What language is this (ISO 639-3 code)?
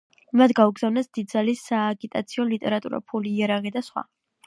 kat